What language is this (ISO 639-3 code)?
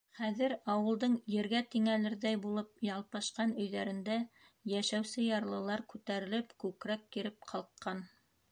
bak